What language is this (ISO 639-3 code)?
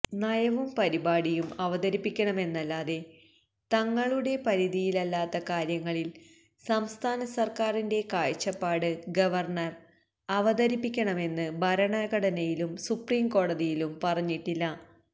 mal